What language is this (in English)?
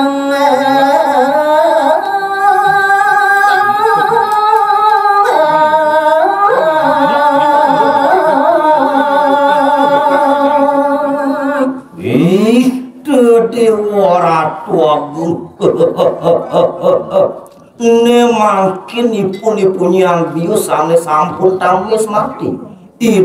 Indonesian